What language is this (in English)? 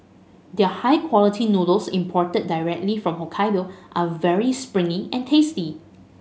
English